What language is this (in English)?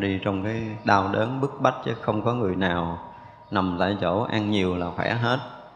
Vietnamese